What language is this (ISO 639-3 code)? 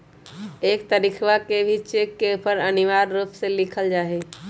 mag